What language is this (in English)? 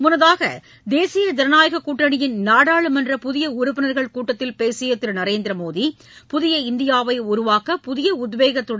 Tamil